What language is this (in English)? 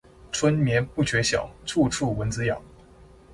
Chinese